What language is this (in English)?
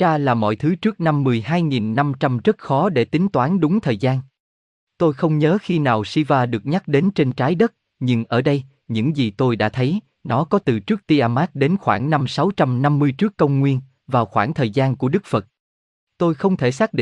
Vietnamese